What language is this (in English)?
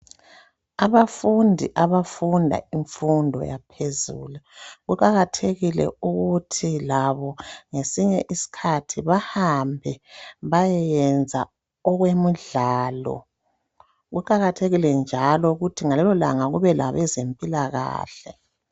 North Ndebele